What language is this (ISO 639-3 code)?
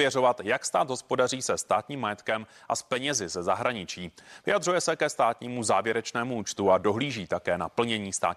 ces